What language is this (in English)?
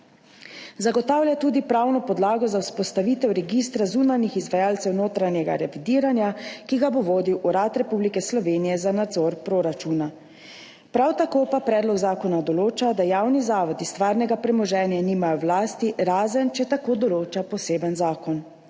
Slovenian